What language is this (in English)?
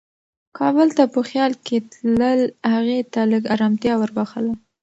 Pashto